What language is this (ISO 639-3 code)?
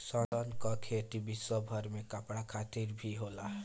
bho